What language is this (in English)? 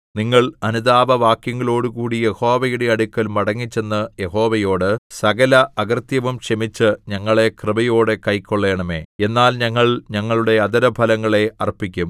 Malayalam